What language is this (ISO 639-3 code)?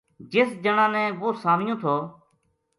gju